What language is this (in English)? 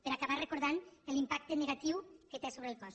Catalan